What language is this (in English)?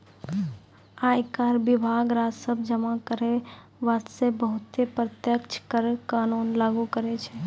Maithili